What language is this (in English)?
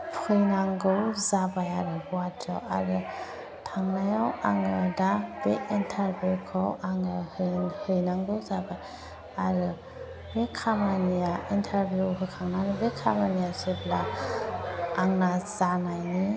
Bodo